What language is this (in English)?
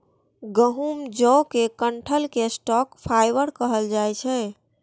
Maithili